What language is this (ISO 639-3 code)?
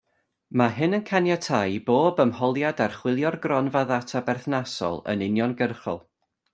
cym